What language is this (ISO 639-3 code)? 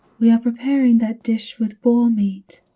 eng